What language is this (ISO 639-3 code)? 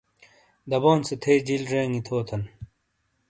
scl